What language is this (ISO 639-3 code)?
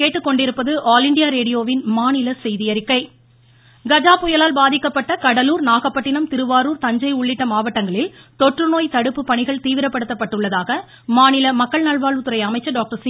tam